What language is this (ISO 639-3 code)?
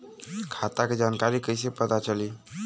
bho